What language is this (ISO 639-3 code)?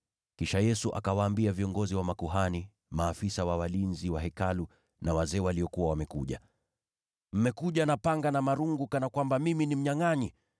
swa